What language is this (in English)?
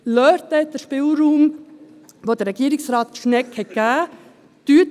Swiss German